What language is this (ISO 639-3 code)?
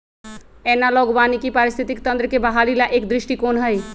mag